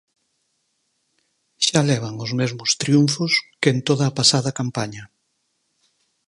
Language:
Galician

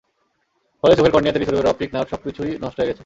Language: Bangla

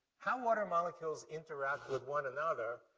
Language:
English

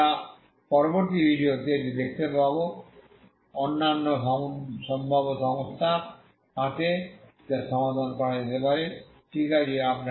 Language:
Bangla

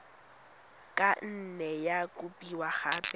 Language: Tswana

